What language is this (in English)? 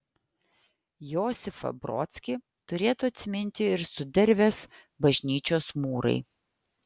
Lithuanian